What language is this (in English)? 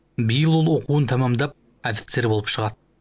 Kazakh